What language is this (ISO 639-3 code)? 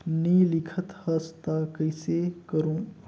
hne